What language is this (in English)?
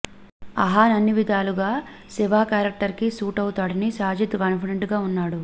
Telugu